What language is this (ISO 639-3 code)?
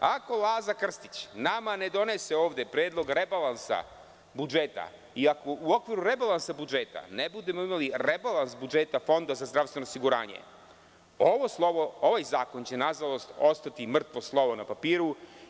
srp